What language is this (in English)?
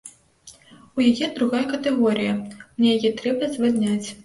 Belarusian